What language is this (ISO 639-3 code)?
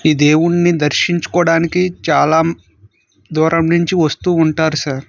tel